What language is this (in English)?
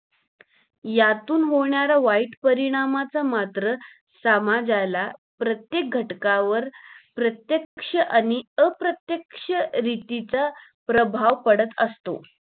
Marathi